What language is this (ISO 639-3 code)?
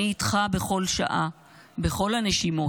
heb